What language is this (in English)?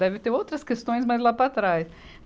Portuguese